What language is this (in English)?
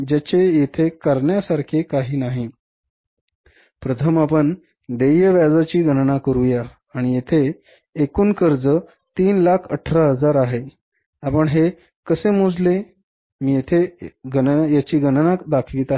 Marathi